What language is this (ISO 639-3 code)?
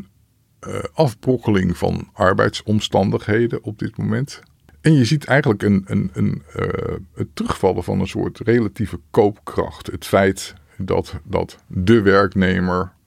nld